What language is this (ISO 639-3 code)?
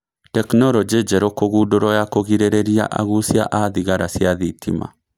kik